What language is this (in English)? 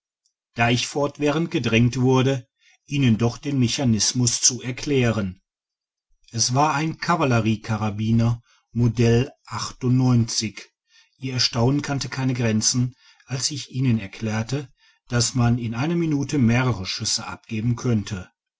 German